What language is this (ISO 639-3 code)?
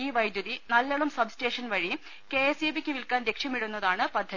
mal